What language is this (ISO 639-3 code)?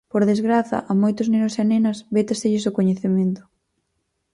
glg